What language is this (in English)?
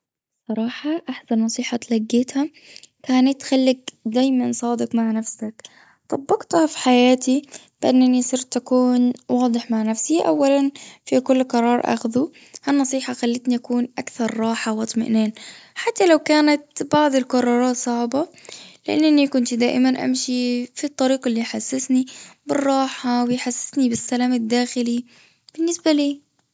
Gulf Arabic